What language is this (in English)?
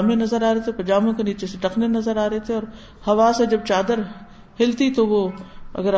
Urdu